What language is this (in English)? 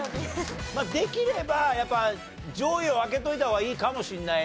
Japanese